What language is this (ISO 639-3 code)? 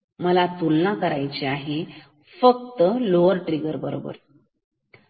mar